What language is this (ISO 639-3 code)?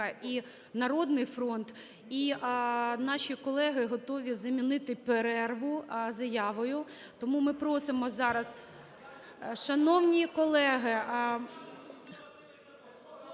ukr